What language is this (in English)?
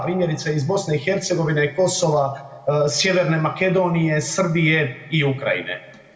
Croatian